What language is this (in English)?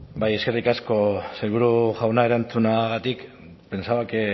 Basque